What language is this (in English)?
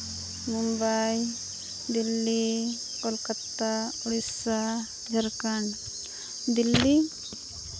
Santali